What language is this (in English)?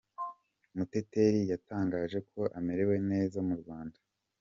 Kinyarwanda